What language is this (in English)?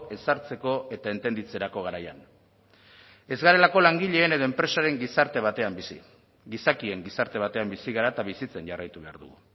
Basque